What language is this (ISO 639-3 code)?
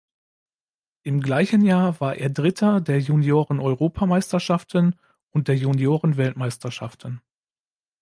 deu